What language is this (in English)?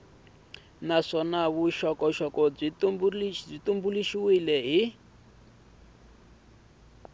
Tsonga